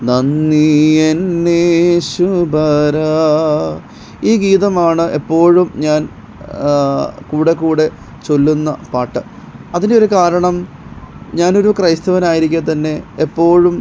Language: Malayalam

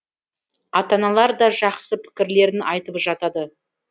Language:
Kazakh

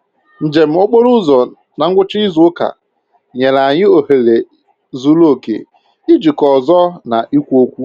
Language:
Igbo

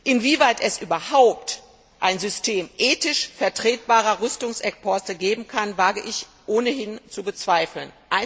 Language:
German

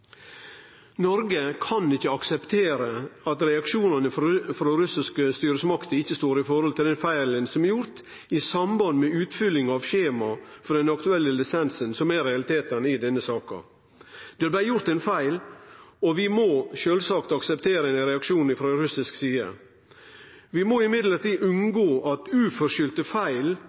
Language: Norwegian Nynorsk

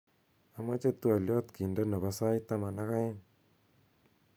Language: Kalenjin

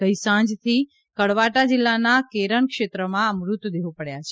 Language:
Gujarati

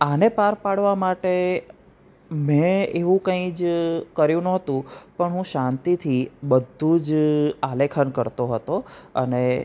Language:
Gujarati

